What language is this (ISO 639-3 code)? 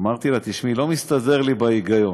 heb